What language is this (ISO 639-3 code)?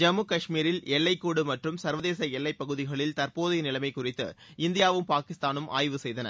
tam